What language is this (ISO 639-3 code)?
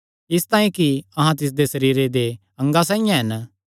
xnr